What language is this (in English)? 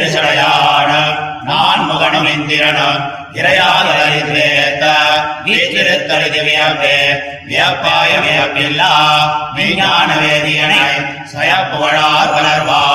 Tamil